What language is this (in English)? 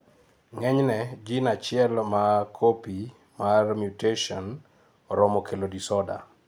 Luo (Kenya and Tanzania)